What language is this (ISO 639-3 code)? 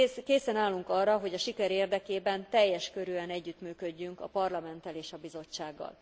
hun